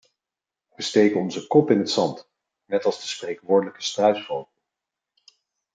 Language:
Dutch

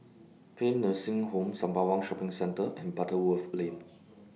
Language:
English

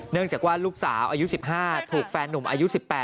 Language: Thai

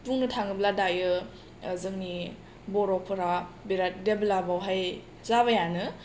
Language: Bodo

